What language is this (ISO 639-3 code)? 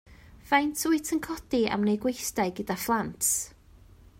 cym